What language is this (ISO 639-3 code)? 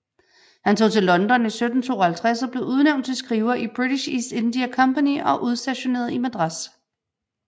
dan